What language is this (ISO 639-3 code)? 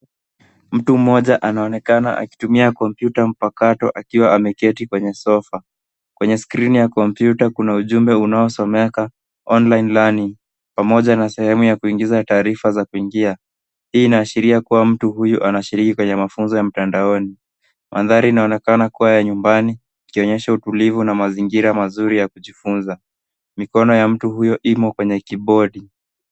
swa